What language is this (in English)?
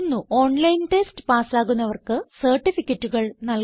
Malayalam